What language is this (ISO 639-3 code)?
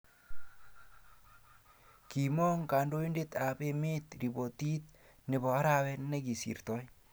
kln